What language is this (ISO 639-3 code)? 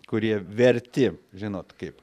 lit